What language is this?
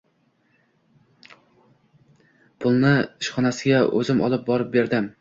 Uzbek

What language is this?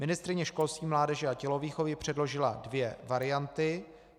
Czech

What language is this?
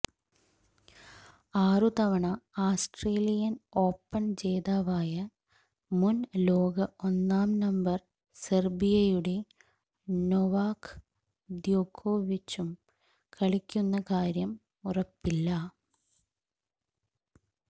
Malayalam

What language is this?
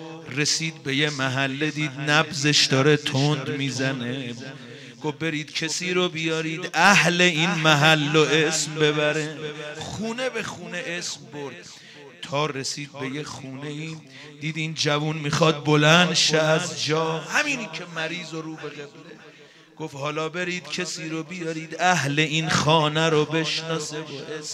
Persian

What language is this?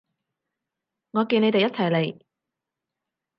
Cantonese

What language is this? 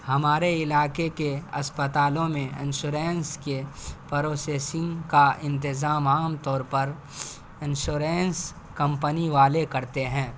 Urdu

